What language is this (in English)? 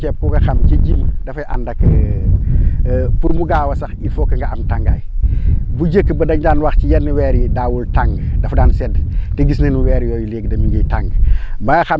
Wolof